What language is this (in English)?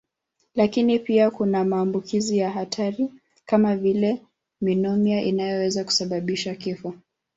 Swahili